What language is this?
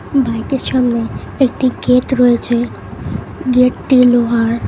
Bangla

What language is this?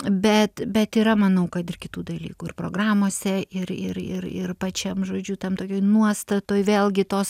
Lithuanian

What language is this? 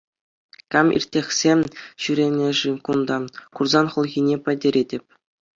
Chuvash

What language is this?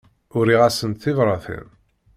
Kabyle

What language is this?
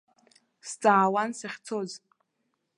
Abkhazian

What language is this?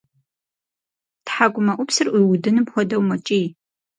Kabardian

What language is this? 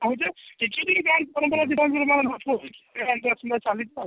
Odia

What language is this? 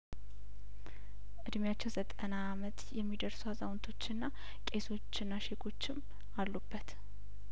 Amharic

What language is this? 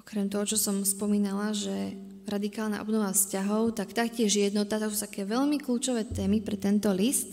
Slovak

